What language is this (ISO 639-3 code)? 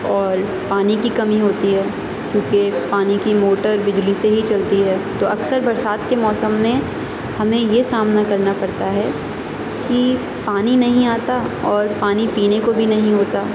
urd